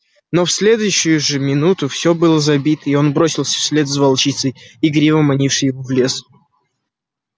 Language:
Russian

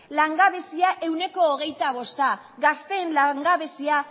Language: Basque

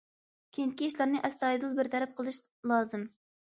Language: Uyghur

